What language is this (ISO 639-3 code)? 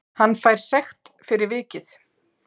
isl